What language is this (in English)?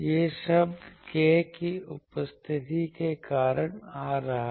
Hindi